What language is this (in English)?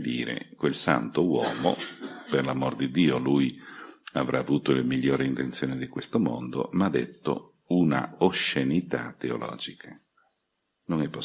Italian